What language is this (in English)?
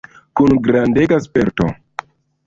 Esperanto